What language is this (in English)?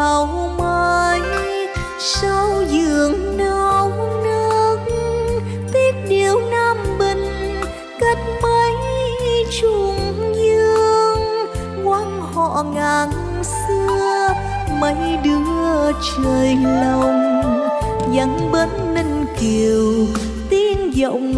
Vietnamese